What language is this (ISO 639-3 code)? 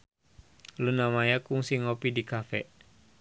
sun